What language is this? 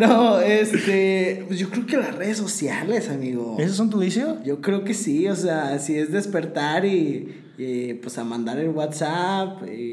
Spanish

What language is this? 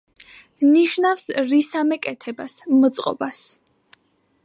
Georgian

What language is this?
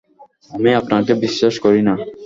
Bangla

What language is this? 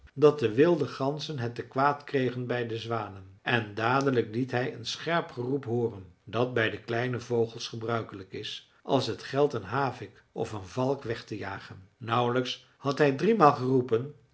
Dutch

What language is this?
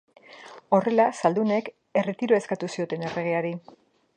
Basque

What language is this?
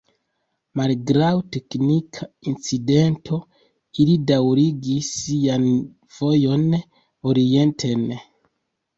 Esperanto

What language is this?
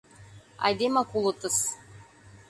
Mari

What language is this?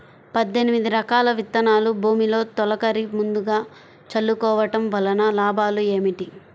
Telugu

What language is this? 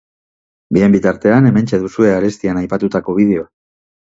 Basque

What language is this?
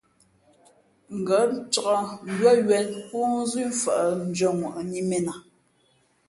Fe'fe'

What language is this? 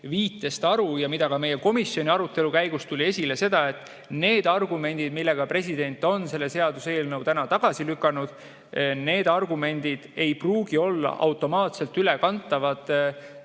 Estonian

